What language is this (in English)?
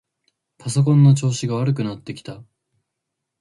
Japanese